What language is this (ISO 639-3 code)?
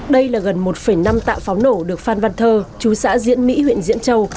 vie